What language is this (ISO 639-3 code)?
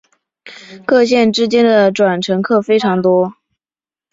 zho